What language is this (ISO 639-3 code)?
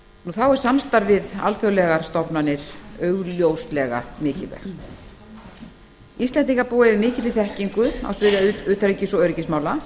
isl